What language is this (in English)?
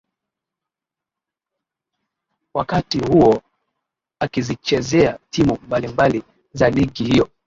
Swahili